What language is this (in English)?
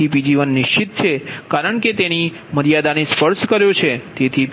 Gujarati